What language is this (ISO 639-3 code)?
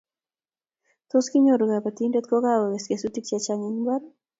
kln